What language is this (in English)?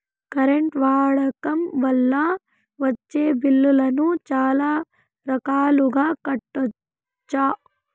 Telugu